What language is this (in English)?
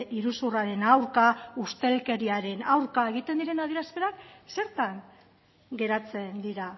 Basque